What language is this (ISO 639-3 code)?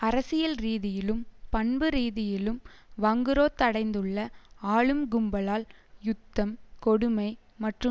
tam